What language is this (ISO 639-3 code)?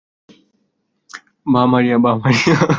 ben